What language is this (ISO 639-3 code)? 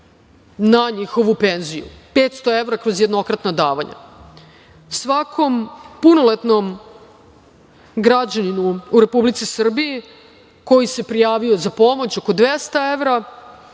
srp